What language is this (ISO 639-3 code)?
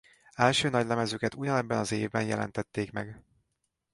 hun